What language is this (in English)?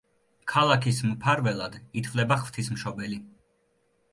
Georgian